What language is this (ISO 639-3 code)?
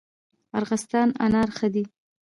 pus